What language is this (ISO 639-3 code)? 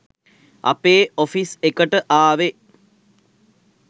sin